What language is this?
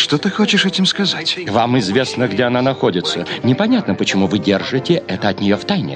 Russian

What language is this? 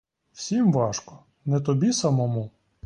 Ukrainian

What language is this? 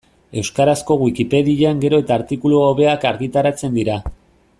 Basque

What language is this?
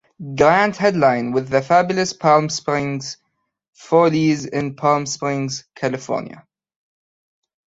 English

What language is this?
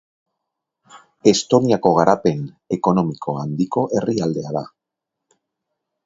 Basque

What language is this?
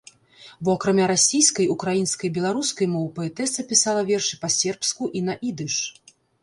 Belarusian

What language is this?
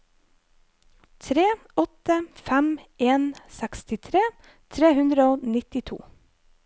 Norwegian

